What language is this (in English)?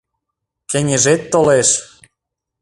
Mari